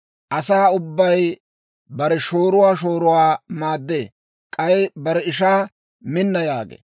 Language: Dawro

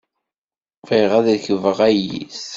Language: Kabyle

